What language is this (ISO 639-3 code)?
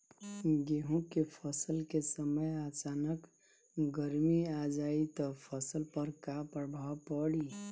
bho